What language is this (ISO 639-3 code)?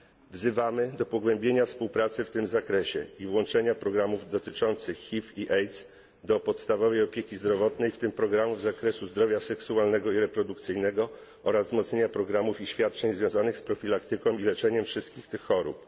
pol